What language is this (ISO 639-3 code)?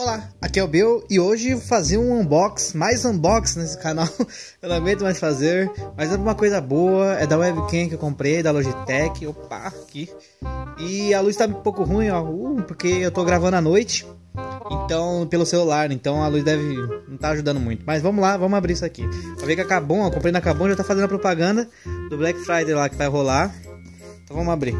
por